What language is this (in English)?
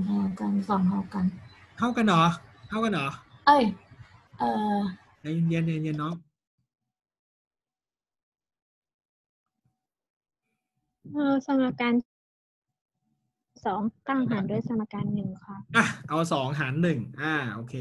Thai